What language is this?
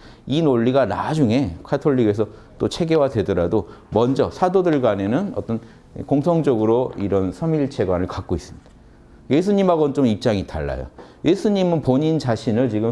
Korean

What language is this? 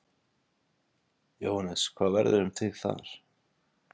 Icelandic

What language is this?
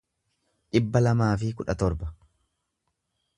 Oromo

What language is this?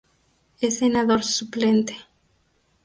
Spanish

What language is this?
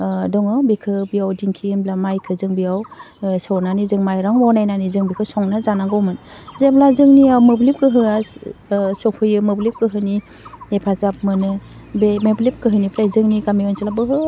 Bodo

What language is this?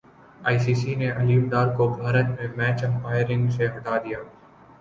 Urdu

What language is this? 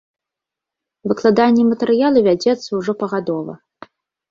Belarusian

